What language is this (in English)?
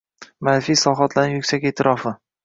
Uzbek